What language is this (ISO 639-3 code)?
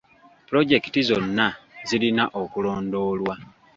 lug